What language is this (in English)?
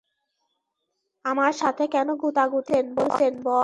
Bangla